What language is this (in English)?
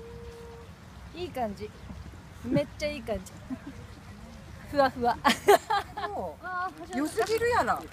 Japanese